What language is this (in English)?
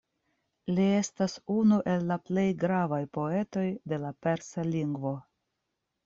Esperanto